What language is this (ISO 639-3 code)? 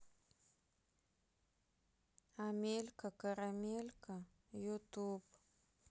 rus